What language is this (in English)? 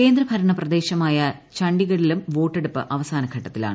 Malayalam